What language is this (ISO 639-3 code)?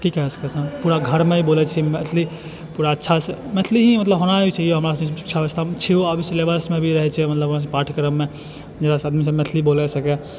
mai